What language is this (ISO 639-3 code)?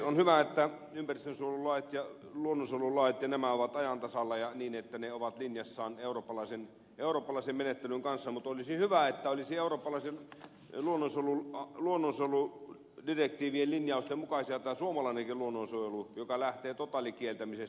fin